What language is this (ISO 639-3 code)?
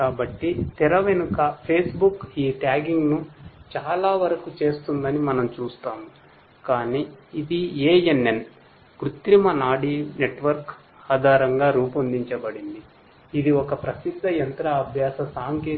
tel